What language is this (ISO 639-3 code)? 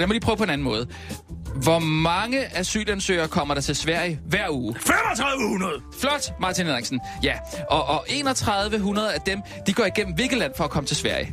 dan